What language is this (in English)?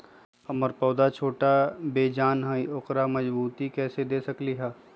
Magahi